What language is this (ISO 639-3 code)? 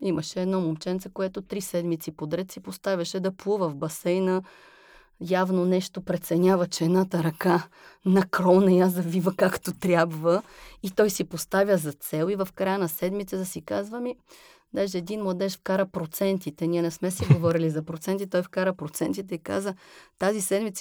bul